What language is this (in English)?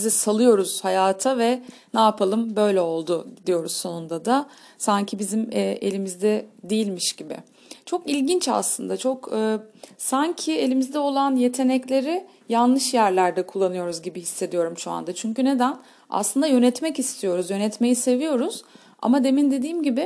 Turkish